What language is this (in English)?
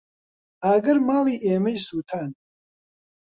Central Kurdish